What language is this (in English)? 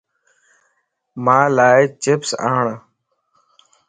Lasi